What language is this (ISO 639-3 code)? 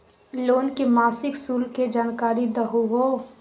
mag